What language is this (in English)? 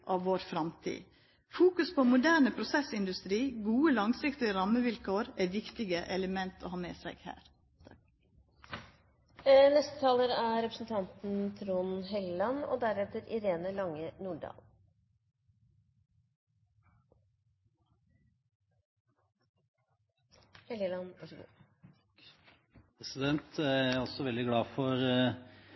Norwegian